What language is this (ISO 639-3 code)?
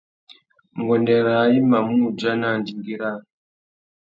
bag